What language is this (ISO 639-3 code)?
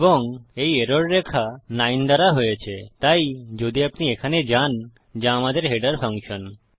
ben